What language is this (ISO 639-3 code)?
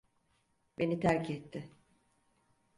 tur